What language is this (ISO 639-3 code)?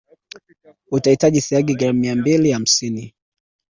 swa